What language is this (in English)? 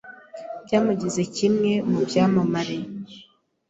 Kinyarwanda